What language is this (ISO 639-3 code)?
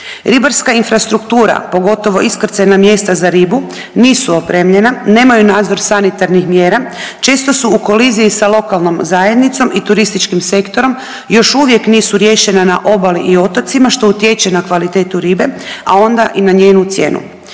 hrv